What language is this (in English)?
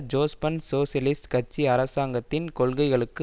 Tamil